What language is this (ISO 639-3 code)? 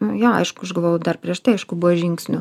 lit